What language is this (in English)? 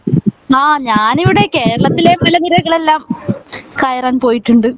Malayalam